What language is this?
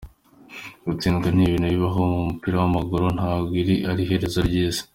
Kinyarwanda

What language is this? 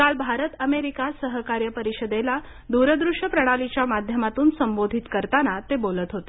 Marathi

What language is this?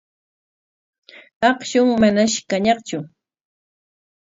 Corongo Ancash Quechua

